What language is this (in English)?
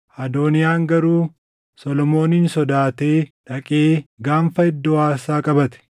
Oromo